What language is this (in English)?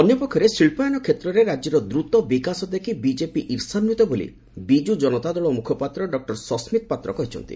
Odia